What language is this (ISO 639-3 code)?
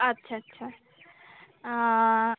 ben